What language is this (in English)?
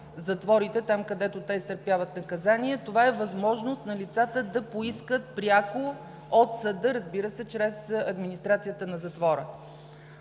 Bulgarian